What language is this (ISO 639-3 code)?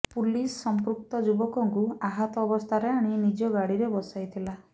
ori